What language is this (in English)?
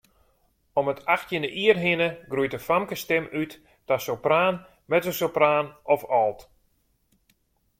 Western Frisian